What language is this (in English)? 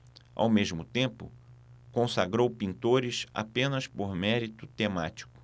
Portuguese